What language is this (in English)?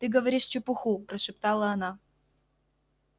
Russian